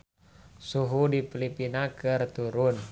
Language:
Sundanese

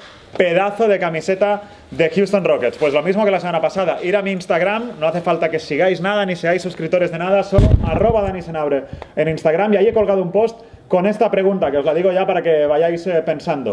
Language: Spanish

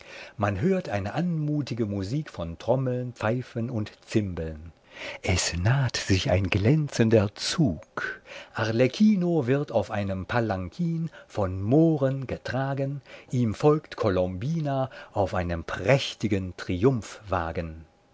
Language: German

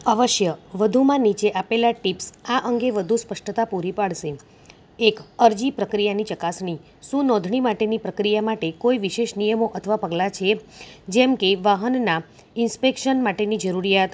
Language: Gujarati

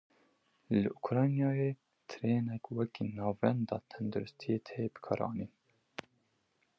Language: Kurdish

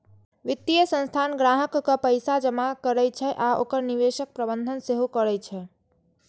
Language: Maithili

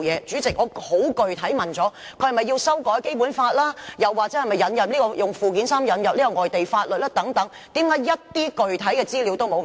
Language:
Cantonese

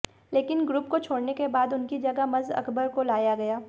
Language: Hindi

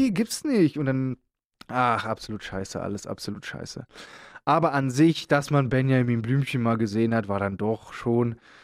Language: German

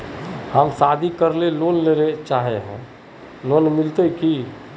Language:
Magahi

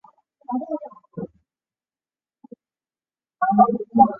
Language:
Chinese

